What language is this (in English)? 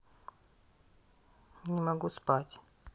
Russian